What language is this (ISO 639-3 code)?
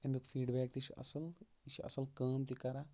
kas